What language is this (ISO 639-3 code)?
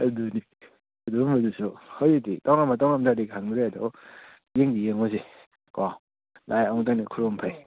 mni